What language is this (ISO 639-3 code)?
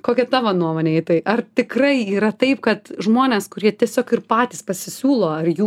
lit